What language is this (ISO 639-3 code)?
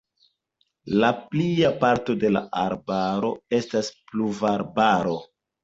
epo